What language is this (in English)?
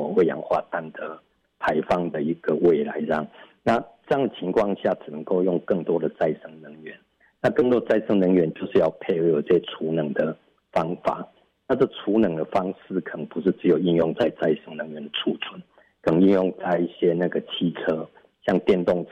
Chinese